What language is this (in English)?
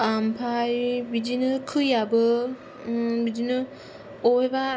Bodo